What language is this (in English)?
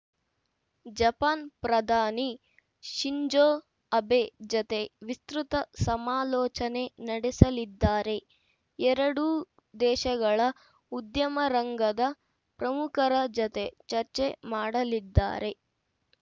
Kannada